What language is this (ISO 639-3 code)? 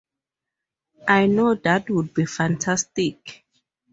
eng